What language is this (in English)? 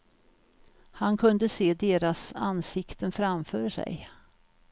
Swedish